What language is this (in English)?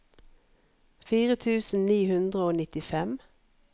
Norwegian